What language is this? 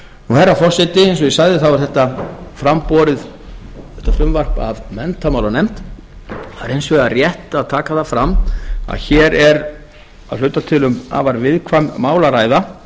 Icelandic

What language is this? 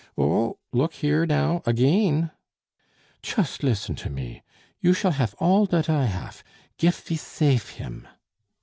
English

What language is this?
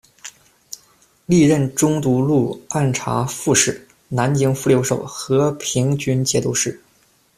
Chinese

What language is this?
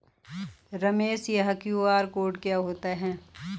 Hindi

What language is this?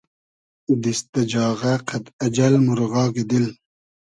Hazaragi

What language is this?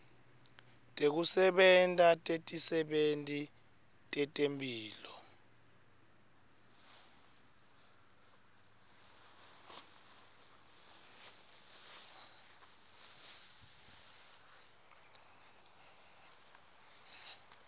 Swati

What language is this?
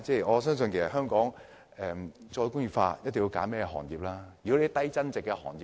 Cantonese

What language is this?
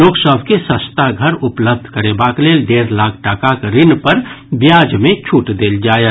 Maithili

